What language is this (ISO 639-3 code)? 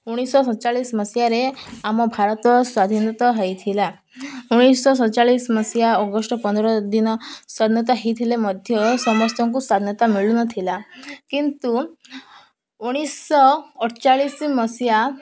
ori